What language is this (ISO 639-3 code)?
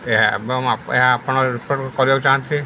ori